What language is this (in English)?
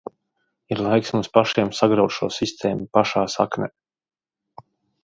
Latvian